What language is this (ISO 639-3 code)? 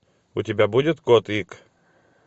rus